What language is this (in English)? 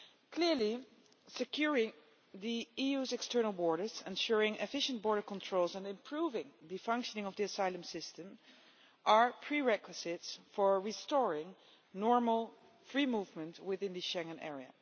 English